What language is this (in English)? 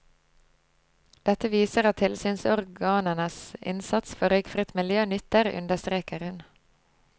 Norwegian